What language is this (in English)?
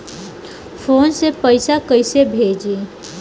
Bhojpuri